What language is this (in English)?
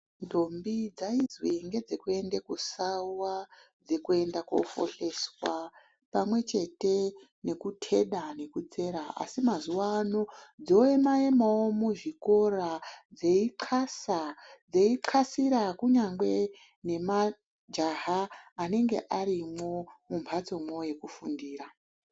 Ndau